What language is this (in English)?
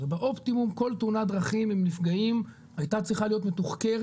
Hebrew